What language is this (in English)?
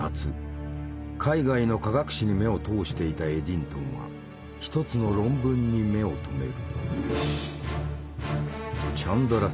Japanese